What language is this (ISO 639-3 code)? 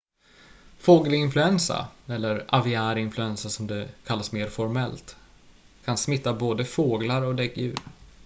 swe